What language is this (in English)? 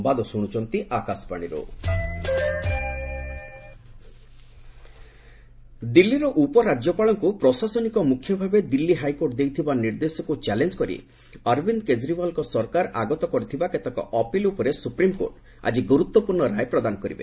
Odia